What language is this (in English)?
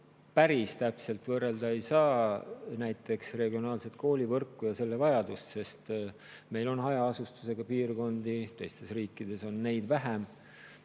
Estonian